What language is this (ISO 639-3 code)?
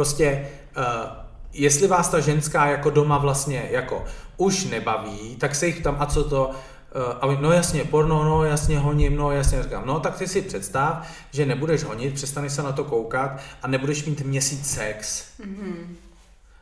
ces